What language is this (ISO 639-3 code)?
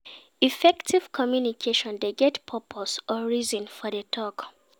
pcm